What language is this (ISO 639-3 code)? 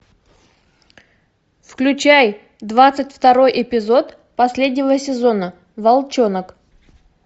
rus